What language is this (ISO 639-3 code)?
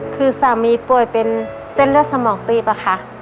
tha